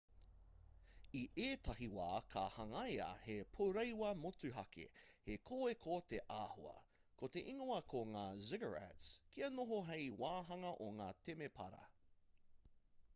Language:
Māori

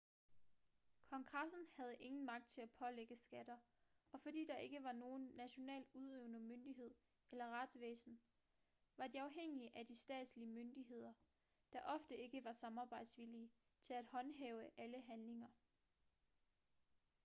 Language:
Danish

